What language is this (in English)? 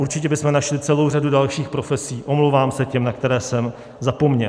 Czech